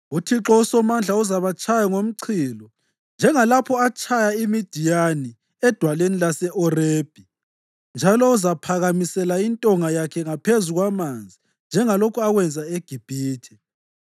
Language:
North Ndebele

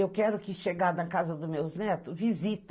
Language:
Portuguese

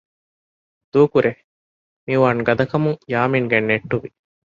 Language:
Divehi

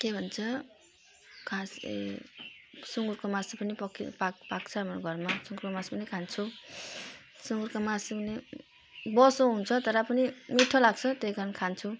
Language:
Nepali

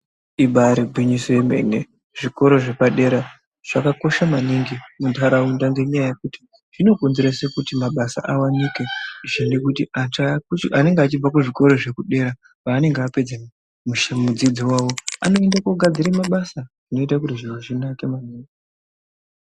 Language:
Ndau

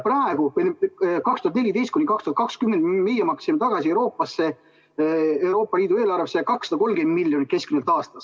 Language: Estonian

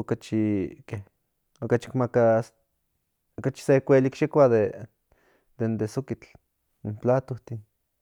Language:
Central Nahuatl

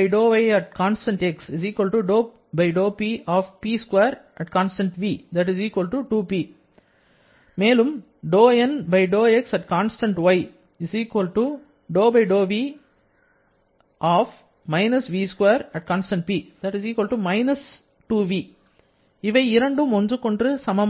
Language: Tamil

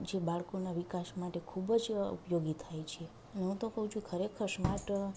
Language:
Gujarati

